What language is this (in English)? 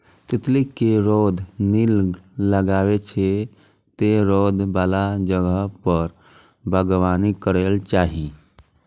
Maithili